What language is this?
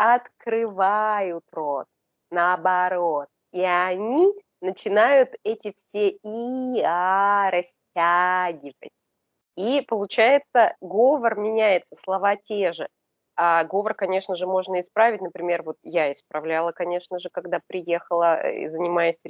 Russian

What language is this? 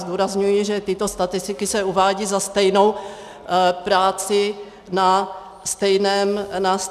Czech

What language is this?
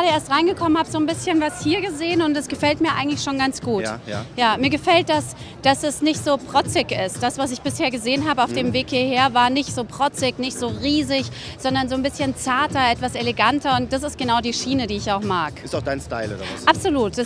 German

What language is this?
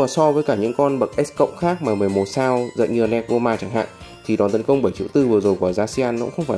Vietnamese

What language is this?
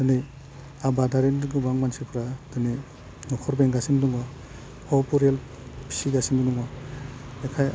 Bodo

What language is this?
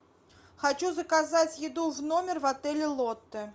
Russian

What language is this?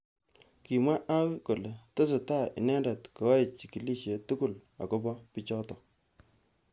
Kalenjin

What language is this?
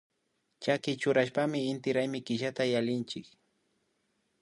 Imbabura Highland Quichua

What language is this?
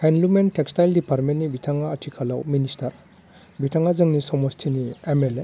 Bodo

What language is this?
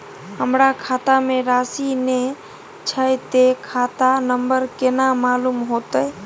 Maithili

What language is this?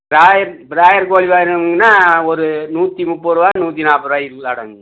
Tamil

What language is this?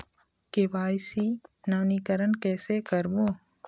Chhattisgarhi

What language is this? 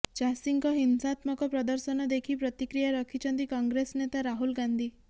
Odia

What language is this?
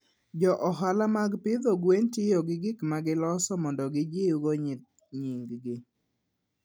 Luo (Kenya and Tanzania)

